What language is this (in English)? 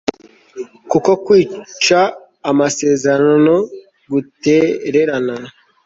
Kinyarwanda